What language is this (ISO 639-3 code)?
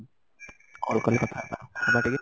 ori